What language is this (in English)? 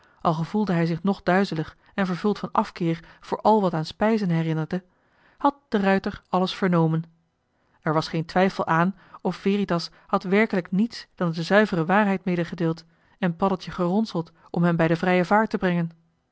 Dutch